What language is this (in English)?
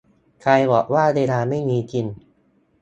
Thai